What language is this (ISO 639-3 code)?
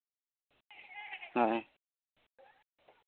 sat